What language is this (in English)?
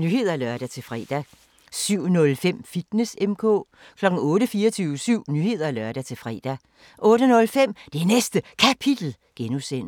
Danish